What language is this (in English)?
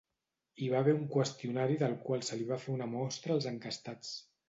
Catalan